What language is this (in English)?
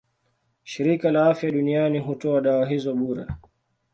Swahili